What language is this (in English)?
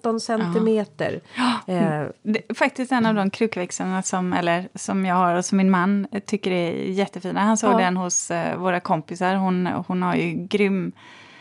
Swedish